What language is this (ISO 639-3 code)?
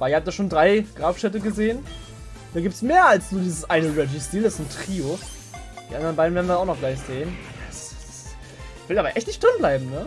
deu